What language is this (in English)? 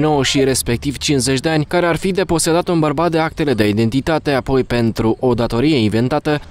Romanian